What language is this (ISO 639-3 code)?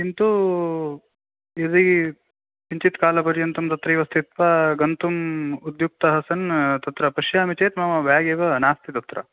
san